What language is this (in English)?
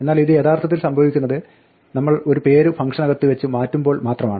Malayalam